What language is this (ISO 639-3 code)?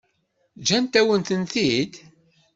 kab